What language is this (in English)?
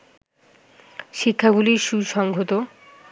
Bangla